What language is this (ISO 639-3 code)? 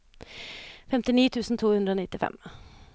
nor